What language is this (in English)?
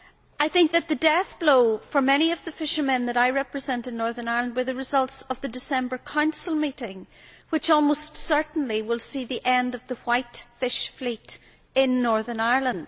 English